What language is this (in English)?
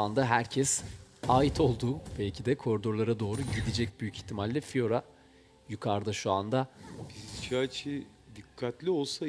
Turkish